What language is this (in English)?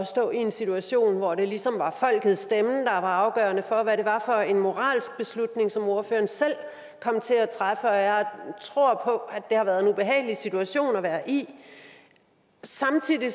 Danish